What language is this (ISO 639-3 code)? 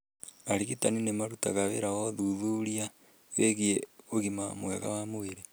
kik